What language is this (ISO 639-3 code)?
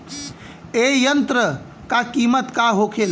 bho